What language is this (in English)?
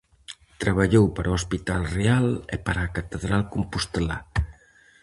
Galician